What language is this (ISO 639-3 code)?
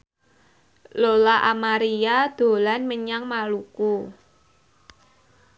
jav